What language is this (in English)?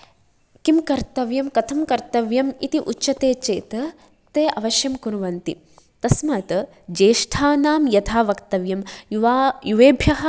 Sanskrit